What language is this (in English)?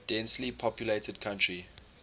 English